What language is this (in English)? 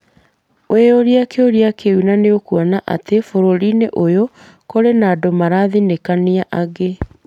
Kikuyu